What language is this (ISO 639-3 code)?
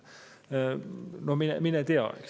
est